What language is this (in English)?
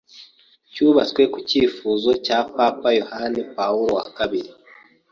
Kinyarwanda